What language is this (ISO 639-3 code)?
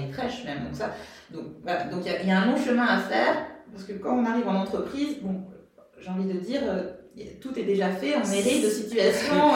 fra